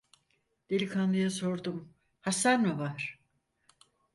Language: Turkish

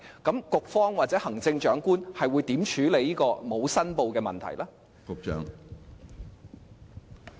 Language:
Cantonese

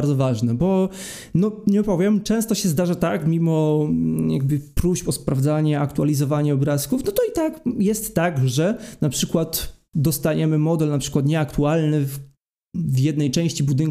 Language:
Polish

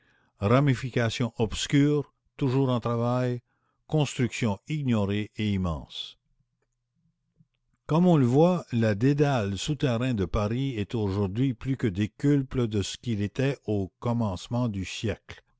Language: French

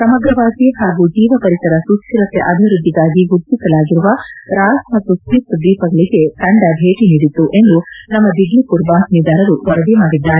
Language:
Kannada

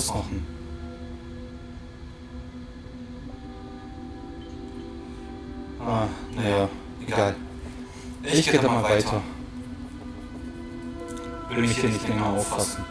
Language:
German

